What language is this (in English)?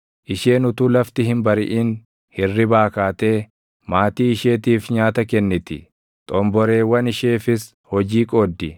Oromo